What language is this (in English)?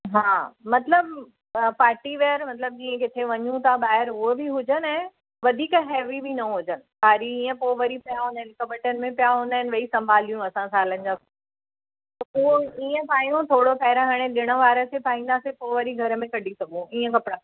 Sindhi